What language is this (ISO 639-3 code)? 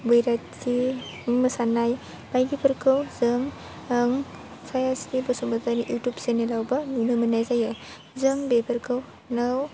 brx